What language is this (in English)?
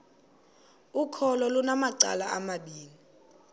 Xhosa